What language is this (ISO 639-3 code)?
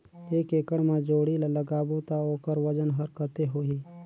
hne